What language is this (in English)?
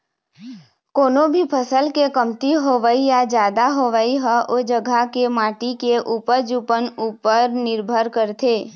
Chhattisgarhi